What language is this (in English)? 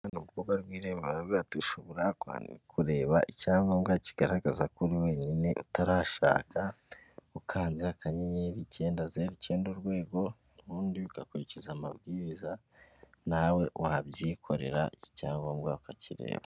Kinyarwanda